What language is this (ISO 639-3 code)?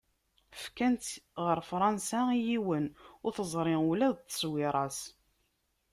kab